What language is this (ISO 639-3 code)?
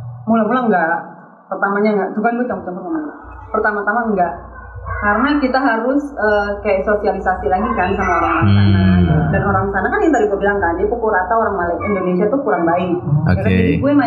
ind